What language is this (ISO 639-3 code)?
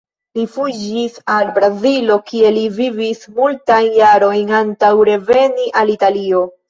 epo